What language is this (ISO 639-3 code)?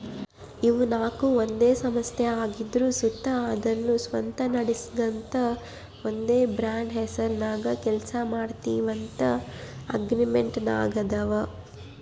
kan